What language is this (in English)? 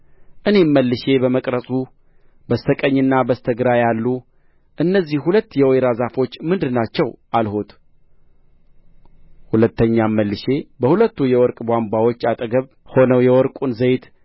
Amharic